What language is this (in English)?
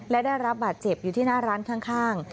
Thai